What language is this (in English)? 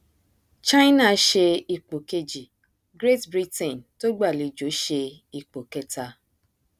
Yoruba